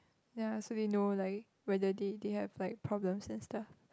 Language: English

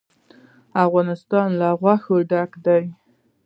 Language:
Pashto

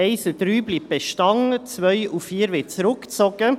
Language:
Swiss German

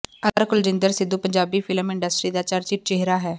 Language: Punjabi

